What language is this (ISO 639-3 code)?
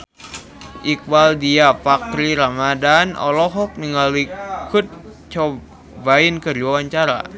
sun